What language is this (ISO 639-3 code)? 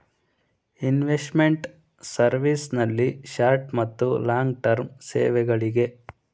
kan